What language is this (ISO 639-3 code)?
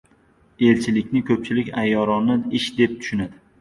uzb